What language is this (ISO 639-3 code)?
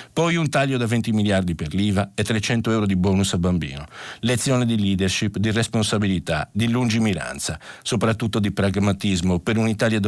ita